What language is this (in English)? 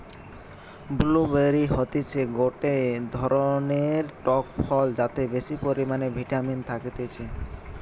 Bangla